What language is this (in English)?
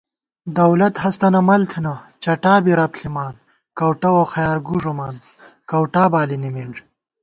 Gawar-Bati